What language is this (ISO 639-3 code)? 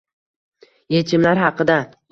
uzb